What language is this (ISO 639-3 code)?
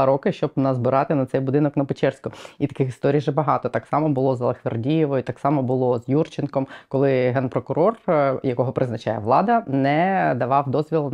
ukr